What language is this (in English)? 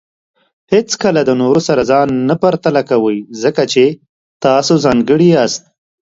Pashto